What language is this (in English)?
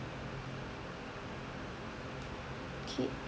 English